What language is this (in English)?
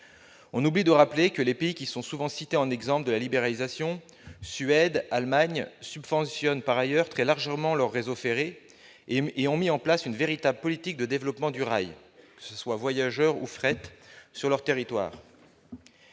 French